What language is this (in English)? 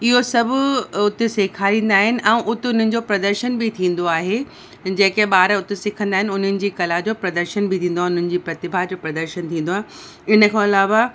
Sindhi